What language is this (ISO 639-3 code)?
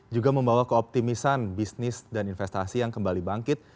ind